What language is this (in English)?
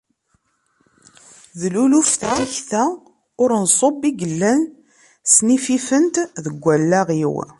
Kabyle